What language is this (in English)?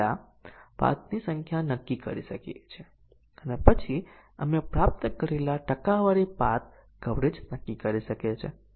Gujarati